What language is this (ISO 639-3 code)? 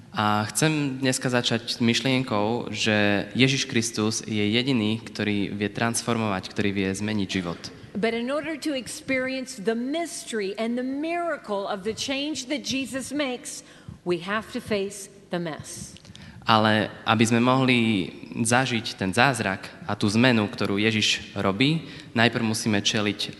slk